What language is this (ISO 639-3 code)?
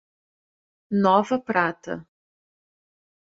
por